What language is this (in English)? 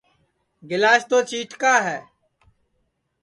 Sansi